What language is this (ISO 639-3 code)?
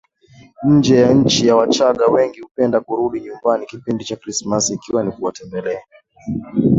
swa